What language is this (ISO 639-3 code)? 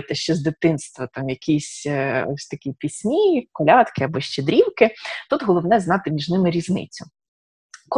ukr